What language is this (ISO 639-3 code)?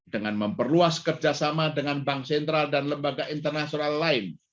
ind